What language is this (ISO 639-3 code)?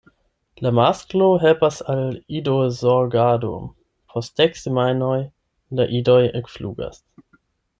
epo